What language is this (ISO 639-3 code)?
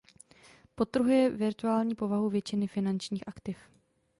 ces